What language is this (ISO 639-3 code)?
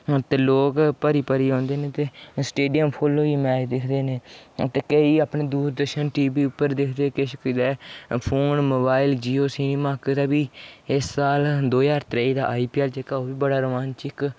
doi